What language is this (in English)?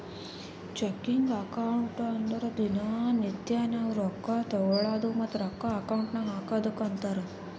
Kannada